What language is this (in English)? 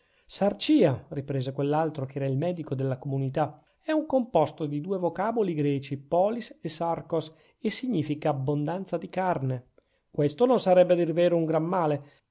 Italian